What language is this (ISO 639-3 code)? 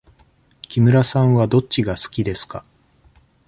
jpn